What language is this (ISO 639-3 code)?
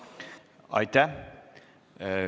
est